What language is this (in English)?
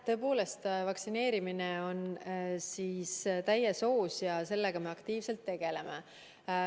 Estonian